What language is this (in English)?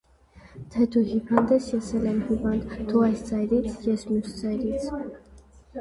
Armenian